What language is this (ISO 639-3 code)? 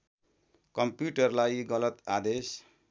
nep